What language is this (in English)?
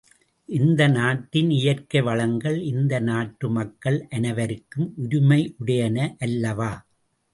Tamil